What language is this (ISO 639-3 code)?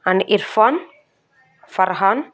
tel